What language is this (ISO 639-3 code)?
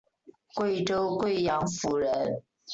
zho